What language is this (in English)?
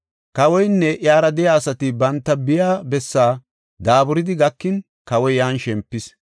Gofa